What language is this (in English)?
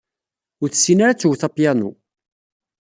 Kabyle